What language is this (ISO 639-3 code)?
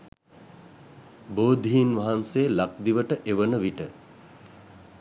sin